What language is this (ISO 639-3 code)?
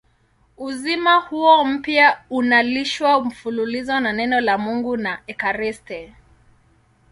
swa